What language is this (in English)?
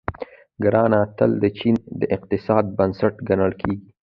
Pashto